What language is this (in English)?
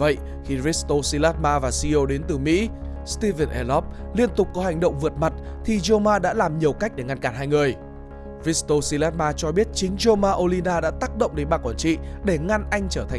Vietnamese